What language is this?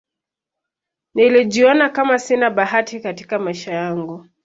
Swahili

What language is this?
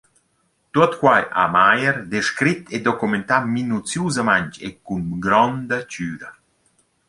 Romansh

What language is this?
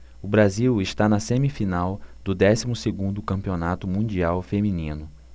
Portuguese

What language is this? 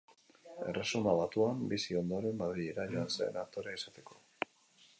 Basque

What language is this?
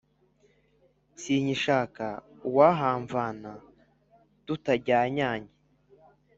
Kinyarwanda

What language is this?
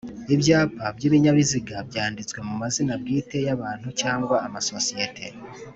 Kinyarwanda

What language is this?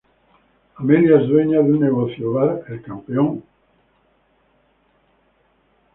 Spanish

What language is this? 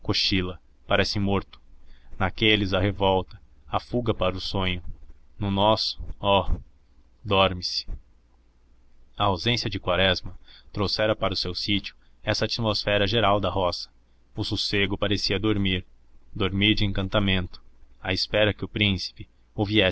Portuguese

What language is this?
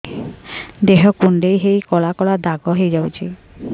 Odia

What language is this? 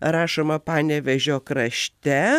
Lithuanian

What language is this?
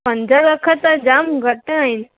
Sindhi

